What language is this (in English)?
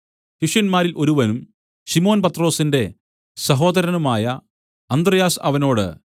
Malayalam